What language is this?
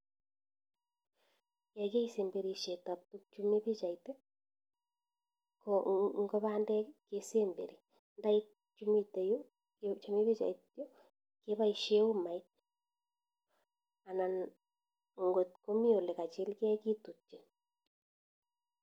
Kalenjin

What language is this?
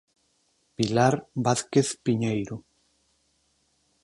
Galician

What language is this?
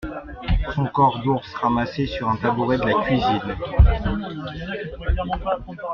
French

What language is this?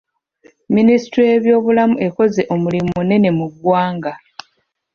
Ganda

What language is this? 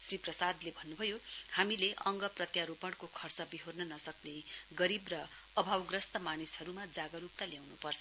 Nepali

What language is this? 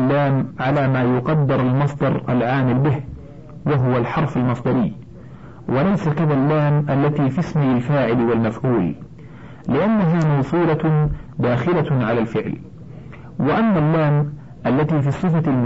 Arabic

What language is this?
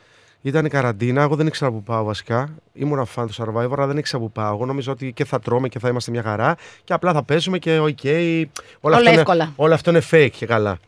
Greek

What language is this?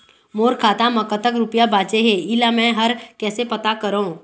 Chhattisgarhi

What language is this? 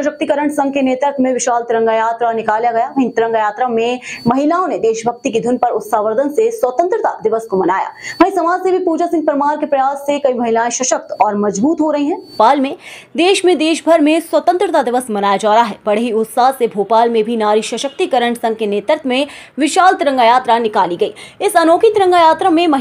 Hindi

